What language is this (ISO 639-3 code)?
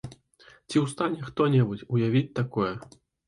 bel